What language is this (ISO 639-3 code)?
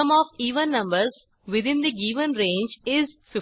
mar